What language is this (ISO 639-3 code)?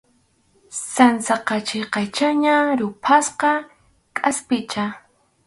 qxu